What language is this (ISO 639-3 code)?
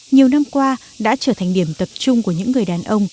vie